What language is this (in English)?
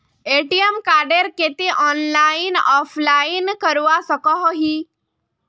Magahi